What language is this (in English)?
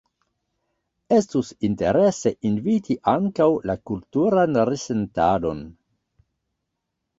Esperanto